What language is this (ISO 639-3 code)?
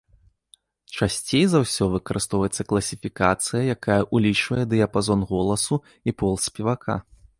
bel